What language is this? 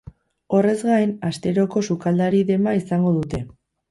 Basque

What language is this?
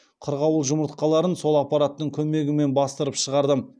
Kazakh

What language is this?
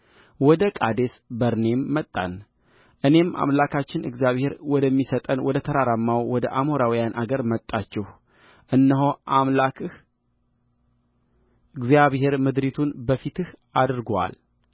Amharic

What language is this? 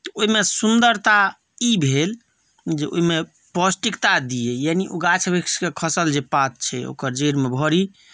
Maithili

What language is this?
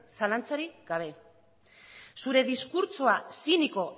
Basque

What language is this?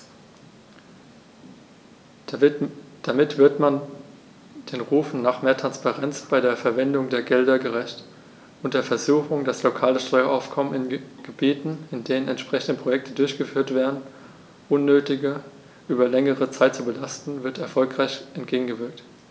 German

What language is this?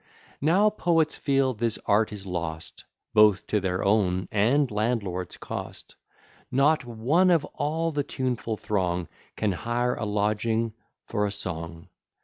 English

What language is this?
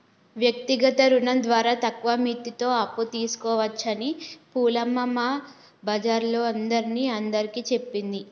Telugu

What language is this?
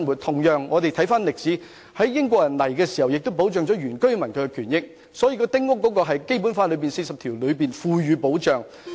Cantonese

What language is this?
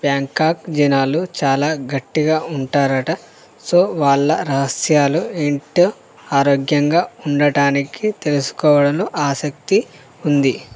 Telugu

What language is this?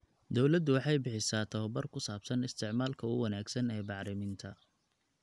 Somali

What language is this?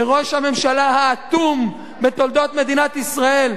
Hebrew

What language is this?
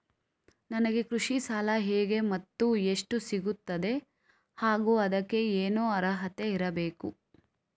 Kannada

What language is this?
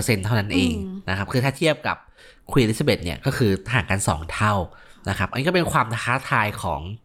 Thai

